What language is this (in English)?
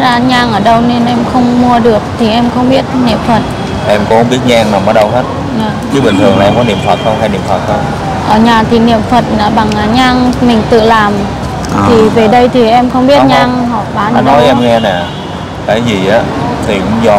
Vietnamese